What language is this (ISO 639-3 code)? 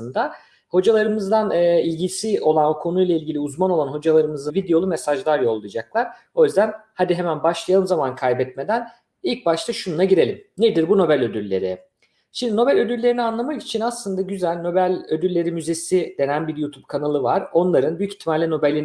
tur